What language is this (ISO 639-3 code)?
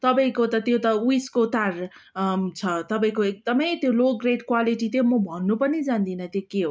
nep